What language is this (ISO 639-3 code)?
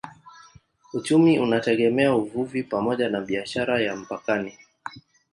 swa